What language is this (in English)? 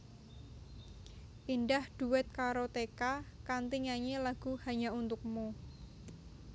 Javanese